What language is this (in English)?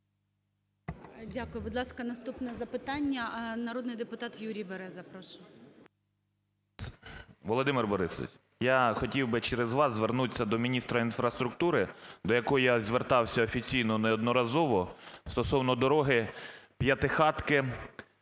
Ukrainian